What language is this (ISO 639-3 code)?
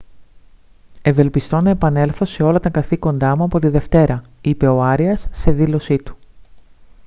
ell